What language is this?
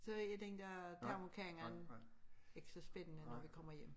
Danish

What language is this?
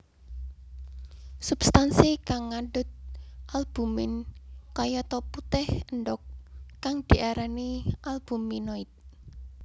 Javanese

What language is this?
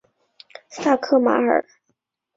Chinese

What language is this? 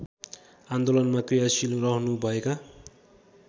Nepali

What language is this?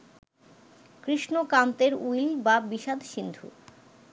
Bangla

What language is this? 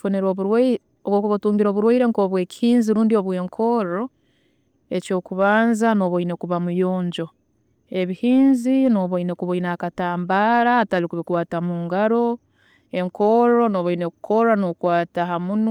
Tooro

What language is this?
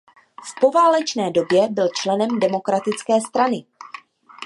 Czech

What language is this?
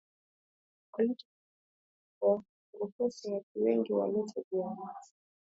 Swahili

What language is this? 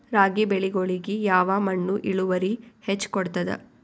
Kannada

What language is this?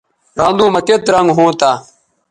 Bateri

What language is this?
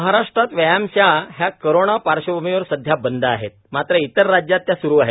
Marathi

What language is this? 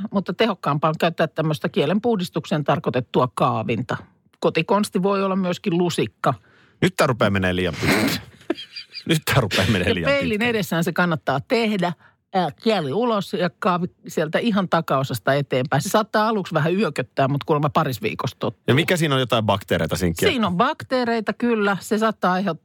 Finnish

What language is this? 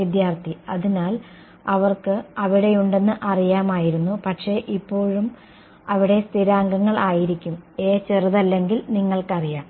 Malayalam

